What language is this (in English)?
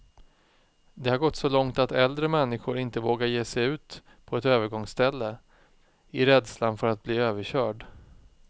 Swedish